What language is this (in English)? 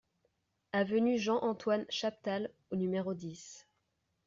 French